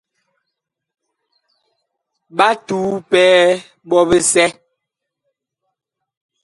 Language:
Bakoko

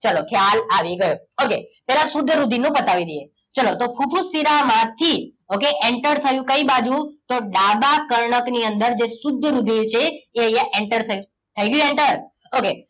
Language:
Gujarati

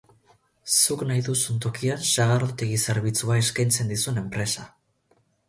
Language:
Basque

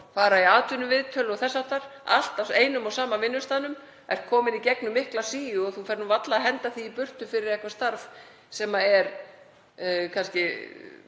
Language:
Icelandic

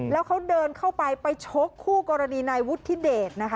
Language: Thai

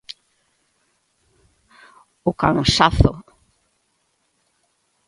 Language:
Galician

